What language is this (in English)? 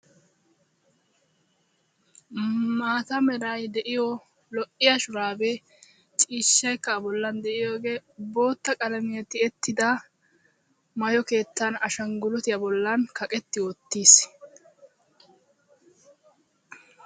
Wolaytta